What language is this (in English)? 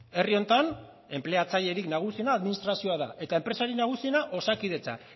Basque